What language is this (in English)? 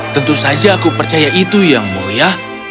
Indonesian